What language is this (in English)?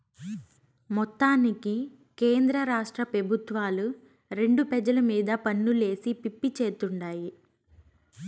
Telugu